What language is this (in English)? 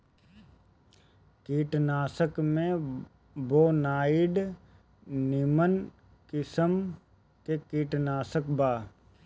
Bhojpuri